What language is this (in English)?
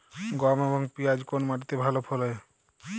Bangla